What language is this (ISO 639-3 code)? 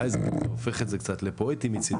heb